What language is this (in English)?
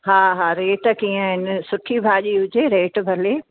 Sindhi